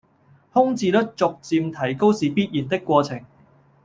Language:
Cantonese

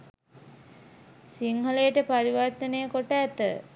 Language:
Sinhala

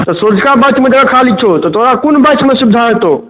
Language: Maithili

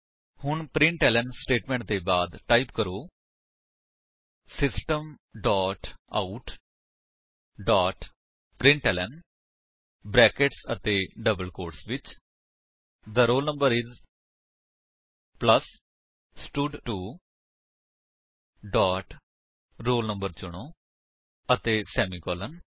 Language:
Punjabi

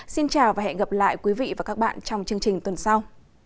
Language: Vietnamese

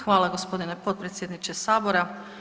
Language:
Croatian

